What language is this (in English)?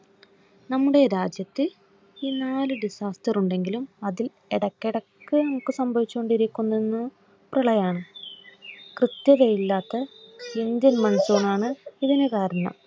Malayalam